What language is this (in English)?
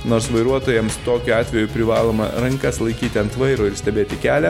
Lithuanian